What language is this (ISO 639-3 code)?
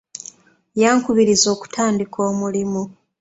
lug